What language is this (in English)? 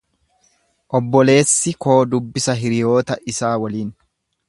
Oromo